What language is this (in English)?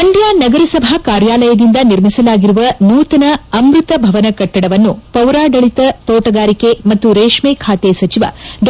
Kannada